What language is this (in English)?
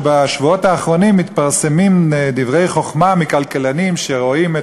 Hebrew